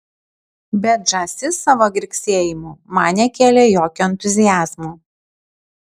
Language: Lithuanian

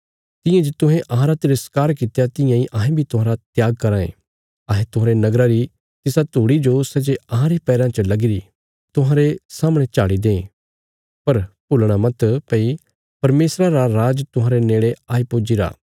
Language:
Bilaspuri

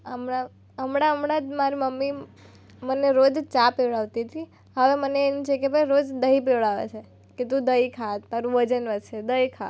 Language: Gujarati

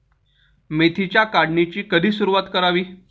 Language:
Marathi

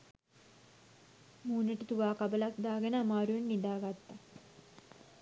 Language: Sinhala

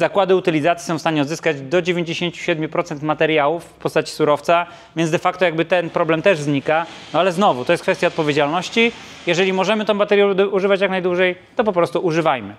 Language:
Polish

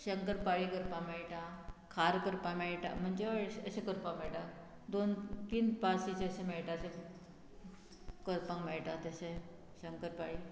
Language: Konkani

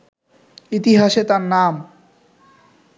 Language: Bangla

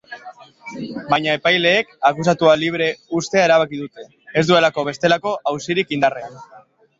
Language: Basque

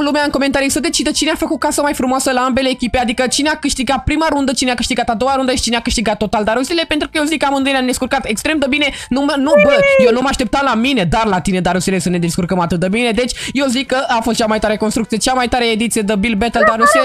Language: Romanian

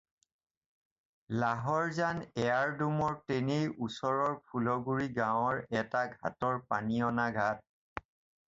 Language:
Assamese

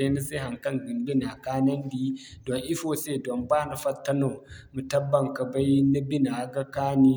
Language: Zarma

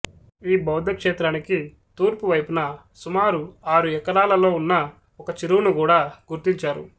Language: Telugu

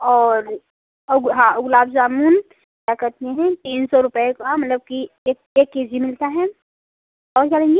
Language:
Hindi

